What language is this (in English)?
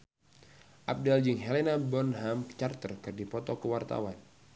Sundanese